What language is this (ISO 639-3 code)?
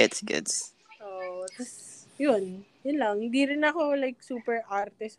fil